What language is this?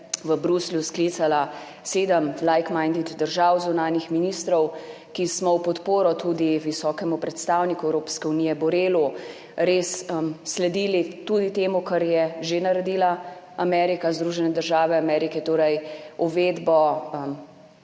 Slovenian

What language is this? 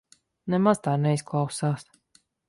Latvian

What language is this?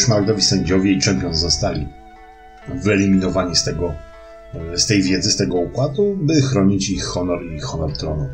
Polish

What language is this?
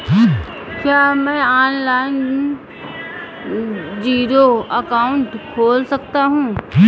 Hindi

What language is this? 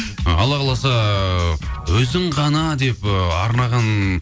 Kazakh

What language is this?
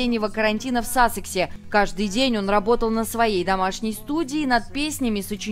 Russian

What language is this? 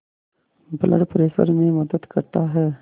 Hindi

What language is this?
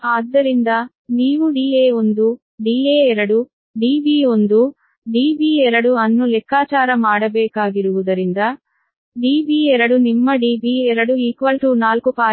Kannada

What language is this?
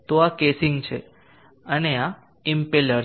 Gujarati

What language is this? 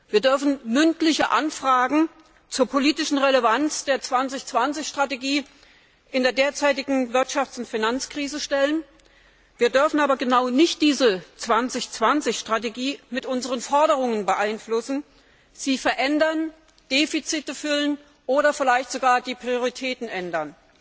German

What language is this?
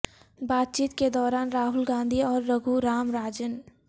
Urdu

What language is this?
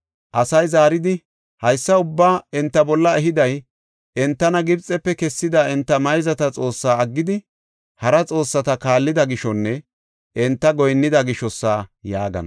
Gofa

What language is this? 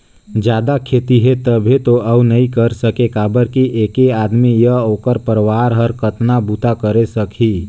Chhattisgarhi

